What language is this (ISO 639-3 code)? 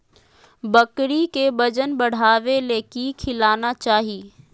mag